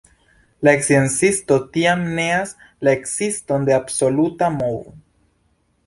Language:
Esperanto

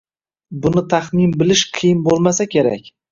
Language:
Uzbek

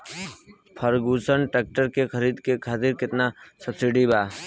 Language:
Bhojpuri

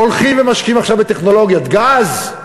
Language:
Hebrew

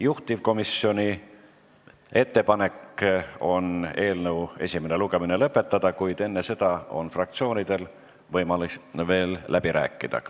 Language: Estonian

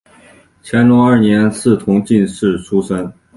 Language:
Chinese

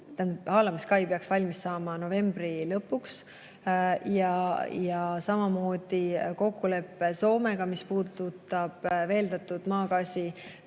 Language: Estonian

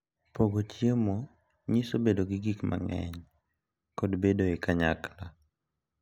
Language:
Luo (Kenya and Tanzania)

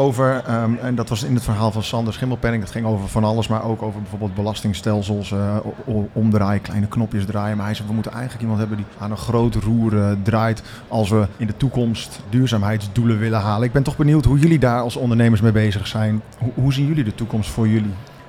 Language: Dutch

